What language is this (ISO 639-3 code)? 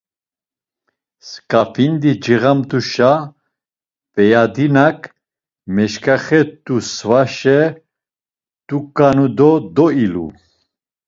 lzz